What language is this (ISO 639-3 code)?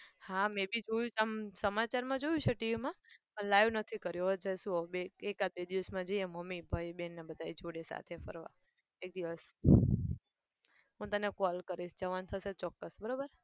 guj